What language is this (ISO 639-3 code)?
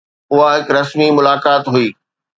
snd